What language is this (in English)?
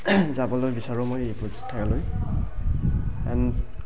Assamese